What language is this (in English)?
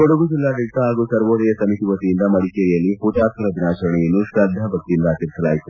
Kannada